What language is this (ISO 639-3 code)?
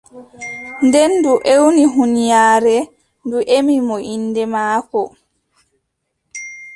fub